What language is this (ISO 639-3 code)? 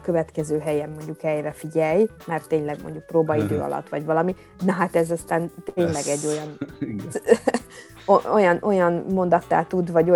hun